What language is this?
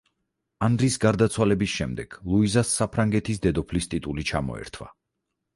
Georgian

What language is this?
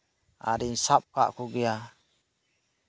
Santali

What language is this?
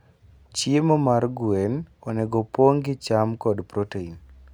Luo (Kenya and Tanzania)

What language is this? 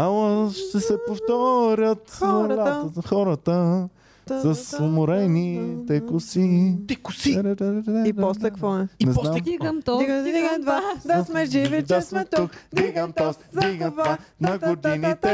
Bulgarian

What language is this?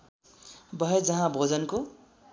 Nepali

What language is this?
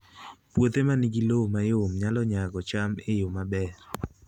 Luo (Kenya and Tanzania)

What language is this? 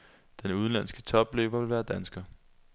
Danish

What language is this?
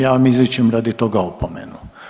Croatian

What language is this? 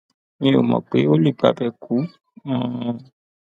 Yoruba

